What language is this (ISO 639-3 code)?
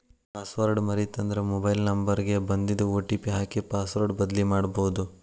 kan